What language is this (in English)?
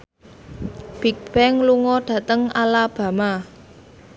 Javanese